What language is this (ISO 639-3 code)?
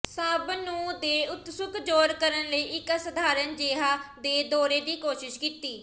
pan